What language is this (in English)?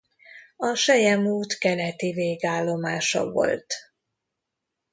Hungarian